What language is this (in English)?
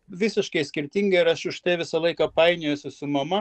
Lithuanian